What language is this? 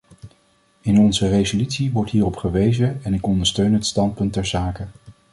Dutch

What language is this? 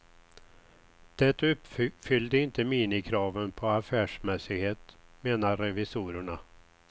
Swedish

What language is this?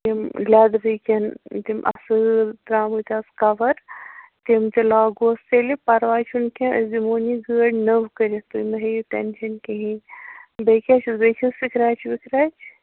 Kashmiri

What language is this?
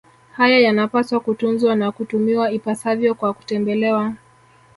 Swahili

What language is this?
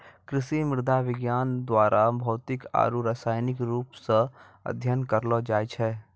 Maithili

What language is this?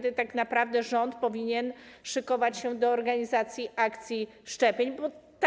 Polish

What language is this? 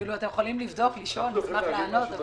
Hebrew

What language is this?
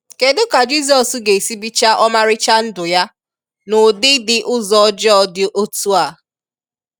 Igbo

